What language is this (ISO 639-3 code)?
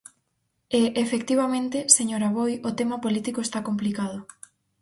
glg